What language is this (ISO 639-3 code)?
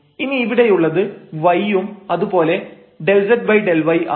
mal